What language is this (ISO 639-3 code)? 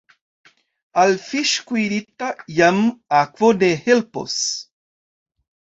epo